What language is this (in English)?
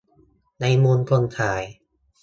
Thai